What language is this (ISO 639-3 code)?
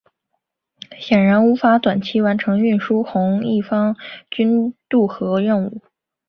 zho